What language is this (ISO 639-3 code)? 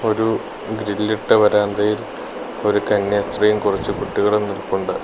mal